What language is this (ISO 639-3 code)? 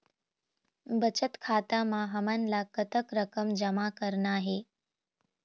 hne